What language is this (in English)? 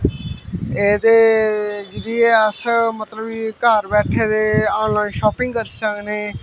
Dogri